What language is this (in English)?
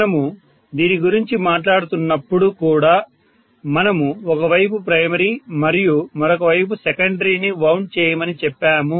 Telugu